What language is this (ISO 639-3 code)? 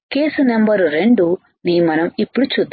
tel